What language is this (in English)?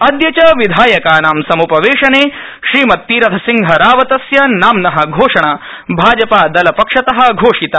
Sanskrit